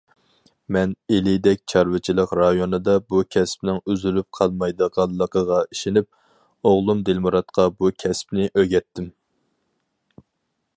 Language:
Uyghur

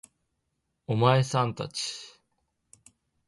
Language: Japanese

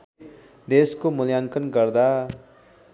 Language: Nepali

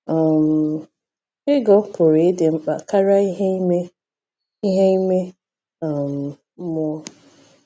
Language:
Igbo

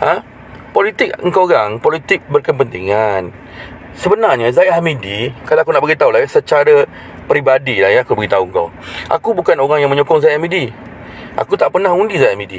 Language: Malay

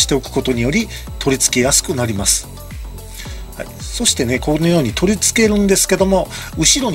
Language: Japanese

